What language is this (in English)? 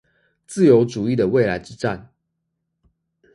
Chinese